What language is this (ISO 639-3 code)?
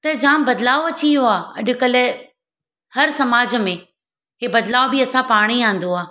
snd